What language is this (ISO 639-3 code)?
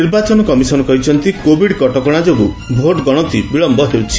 ori